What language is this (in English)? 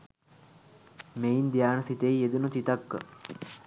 Sinhala